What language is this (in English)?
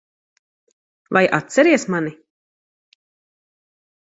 Latvian